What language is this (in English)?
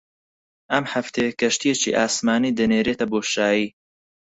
Central Kurdish